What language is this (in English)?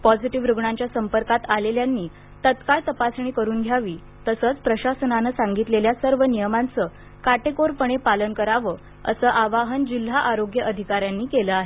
Marathi